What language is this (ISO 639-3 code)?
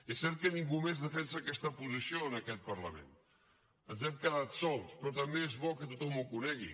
cat